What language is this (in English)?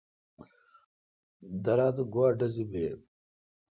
Kalkoti